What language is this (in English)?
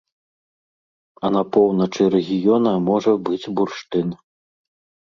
Belarusian